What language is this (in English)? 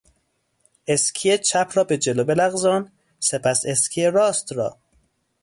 Persian